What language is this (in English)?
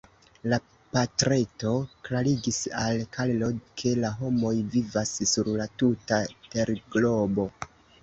Esperanto